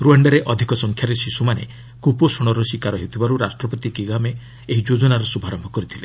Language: Odia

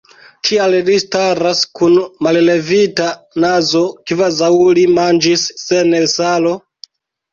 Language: Esperanto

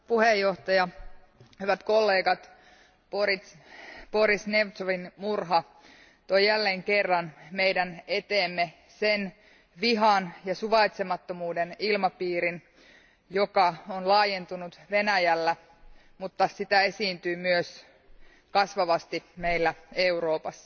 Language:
Finnish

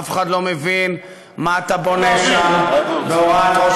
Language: Hebrew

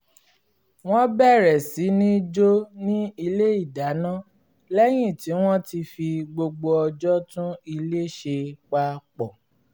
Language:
Yoruba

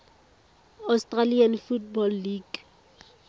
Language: Tswana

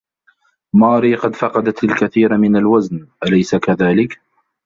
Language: Arabic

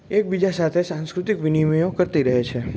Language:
Gujarati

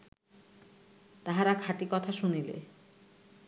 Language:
Bangla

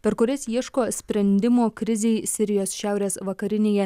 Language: Lithuanian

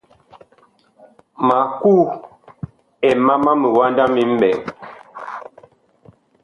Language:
Bakoko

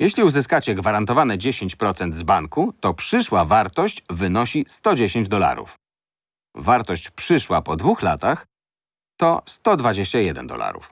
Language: Polish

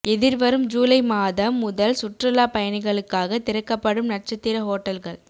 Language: Tamil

